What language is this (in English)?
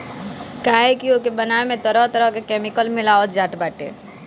Bhojpuri